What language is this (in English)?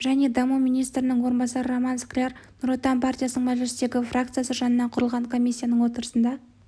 Kazakh